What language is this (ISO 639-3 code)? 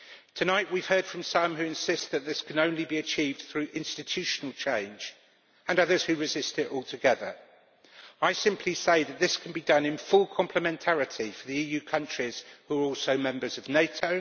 eng